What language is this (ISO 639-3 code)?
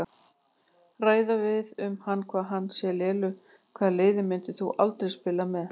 isl